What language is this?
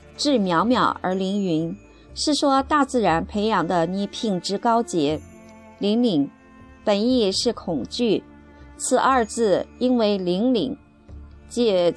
Chinese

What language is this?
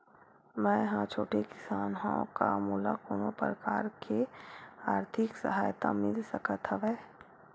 Chhattisgarhi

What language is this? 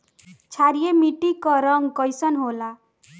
Bhojpuri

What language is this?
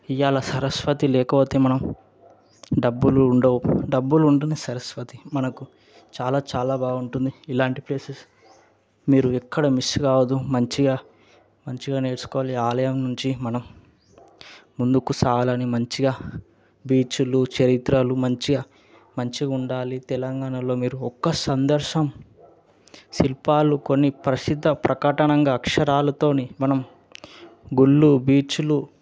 Telugu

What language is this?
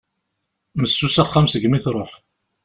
Kabyle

